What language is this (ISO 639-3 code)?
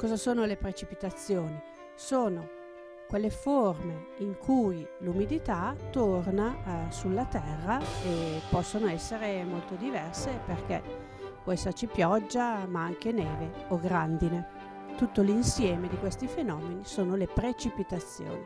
ita